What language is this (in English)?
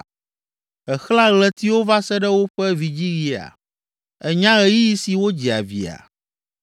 Ewe